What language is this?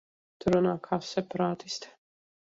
Latvian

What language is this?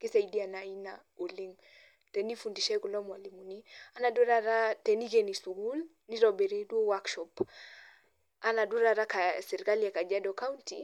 Masai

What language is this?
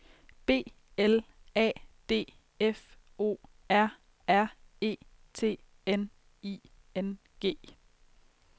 Danish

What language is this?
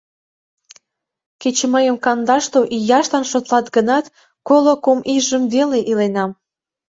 Mari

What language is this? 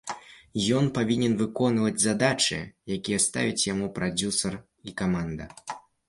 Belarusian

